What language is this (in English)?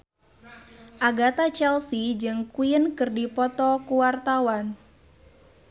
Sundanese